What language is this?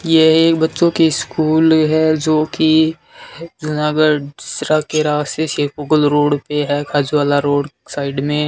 Hindi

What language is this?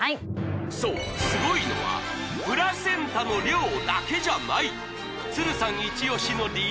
Japanese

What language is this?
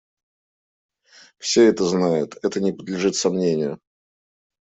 Russian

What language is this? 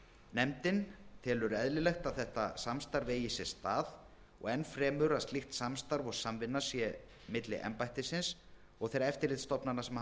Icelandic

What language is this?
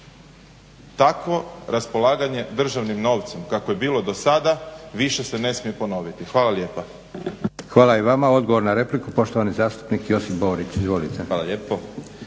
Croatian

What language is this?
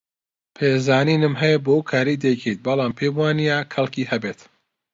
Central Kurdish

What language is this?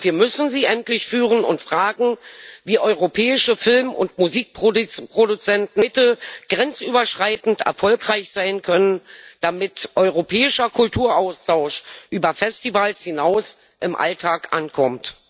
German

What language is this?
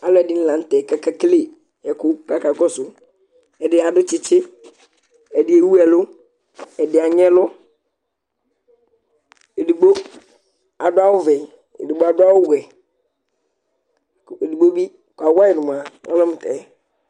Ikposo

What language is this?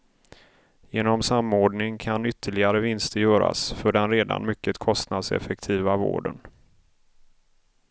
Swedish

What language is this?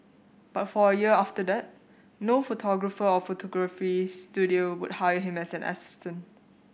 English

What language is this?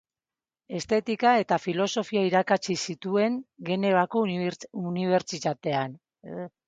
Basque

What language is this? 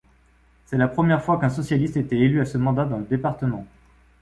French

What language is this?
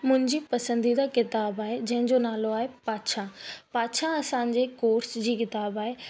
Sindhi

